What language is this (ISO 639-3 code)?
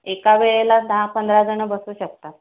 mar